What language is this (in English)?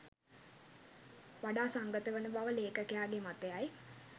Sinhala